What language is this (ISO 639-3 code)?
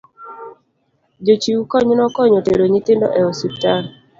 luo